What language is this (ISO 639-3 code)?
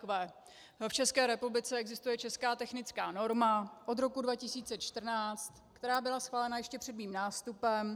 ces